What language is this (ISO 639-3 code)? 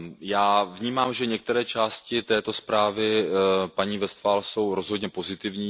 ces